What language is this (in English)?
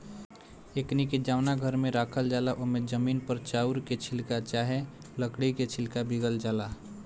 Bhojpuri